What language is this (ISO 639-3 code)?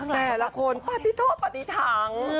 tha